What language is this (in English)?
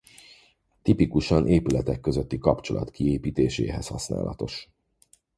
Hungarian